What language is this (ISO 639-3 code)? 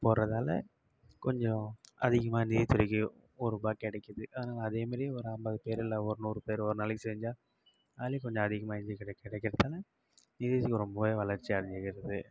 tam